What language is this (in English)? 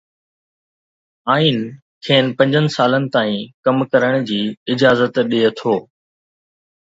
Sindhi